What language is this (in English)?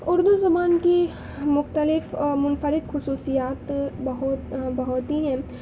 Urdu